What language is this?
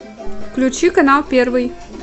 Russian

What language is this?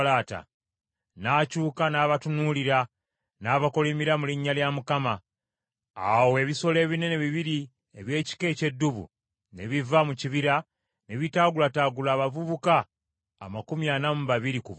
Ganda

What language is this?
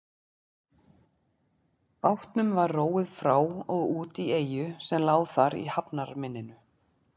Icelandic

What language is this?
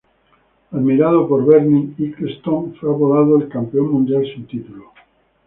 Spanish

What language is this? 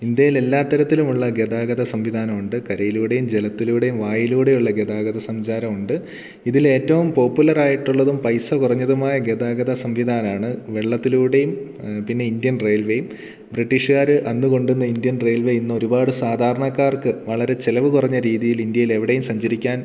Malayalam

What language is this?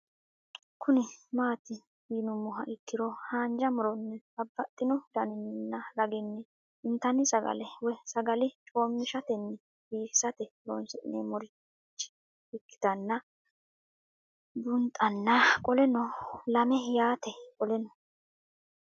Sidamo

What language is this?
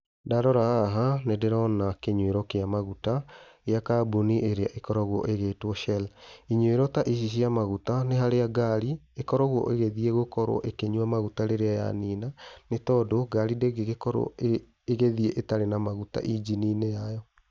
Kikuyu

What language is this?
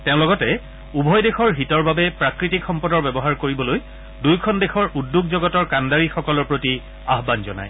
Assamese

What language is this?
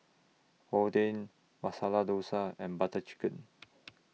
English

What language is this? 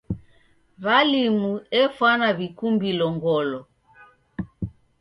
Taita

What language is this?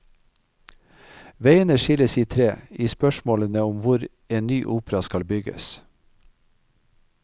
Norwegian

